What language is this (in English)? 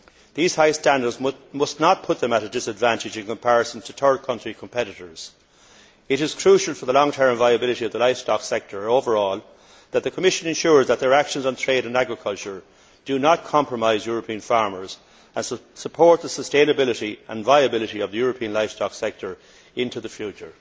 English